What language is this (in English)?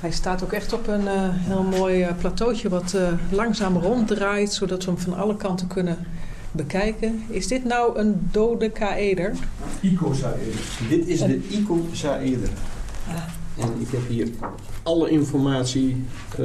Dutch